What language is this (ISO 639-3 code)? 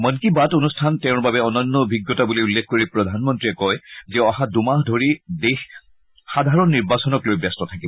asm